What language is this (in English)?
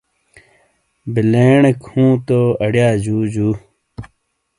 Shina